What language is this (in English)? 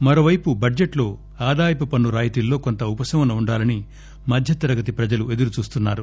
Telugu